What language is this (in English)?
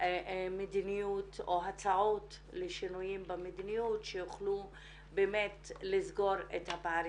Hebrew